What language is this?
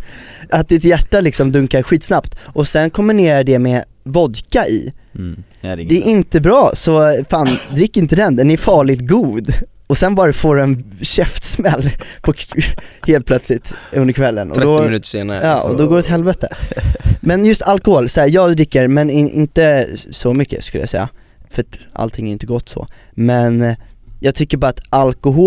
Swedish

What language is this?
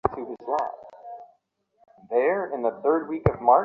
Bangla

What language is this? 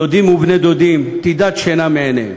Hebrew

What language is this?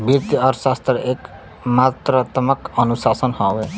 Bhojpuri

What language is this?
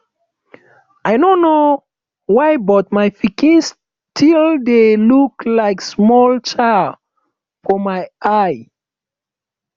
Nigerian Pidgin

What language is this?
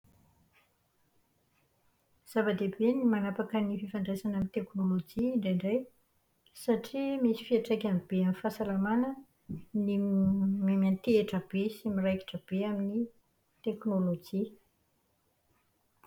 Malagasy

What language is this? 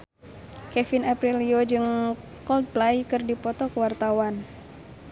Sundanese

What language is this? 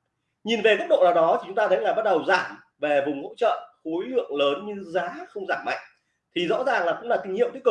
Vietnamese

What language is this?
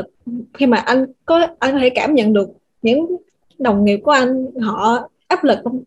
Vietnamese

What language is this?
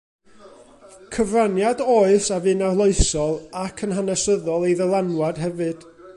Welsh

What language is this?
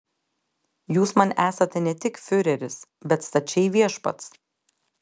Lithuanian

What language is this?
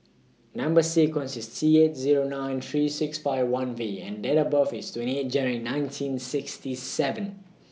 English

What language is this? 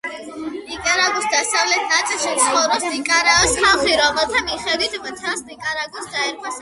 Georgian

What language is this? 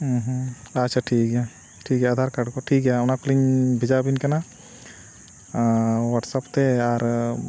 Santali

